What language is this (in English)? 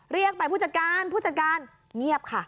Thai